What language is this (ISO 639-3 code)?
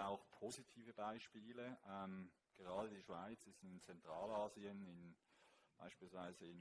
deu